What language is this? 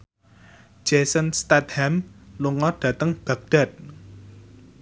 Javanese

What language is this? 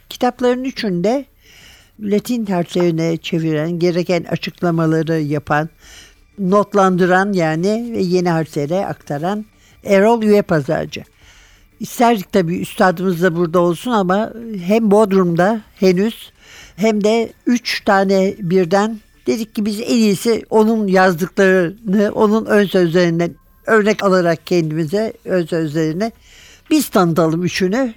Turkish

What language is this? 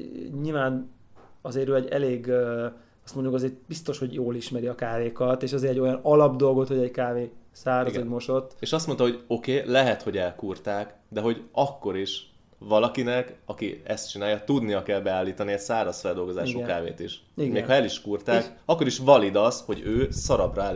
Hungarian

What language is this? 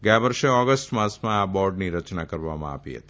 Gujarati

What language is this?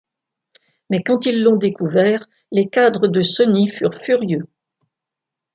French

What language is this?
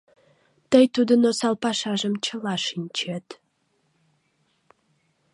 Mari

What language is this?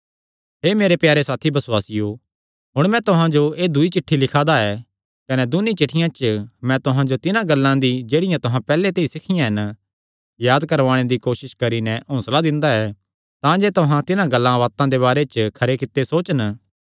Kangri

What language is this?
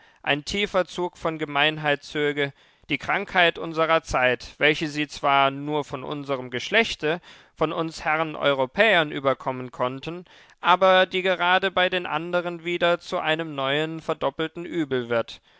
German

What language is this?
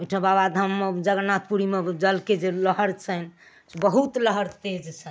Maithili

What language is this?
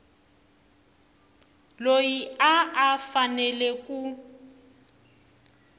Tsonga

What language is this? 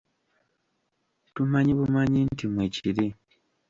Ganda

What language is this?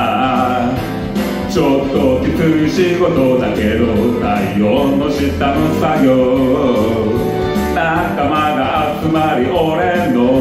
Italian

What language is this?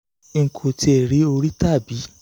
Yoruba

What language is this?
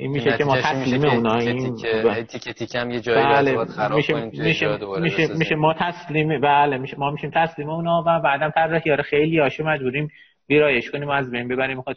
Persian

